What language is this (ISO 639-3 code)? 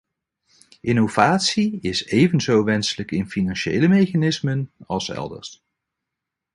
nld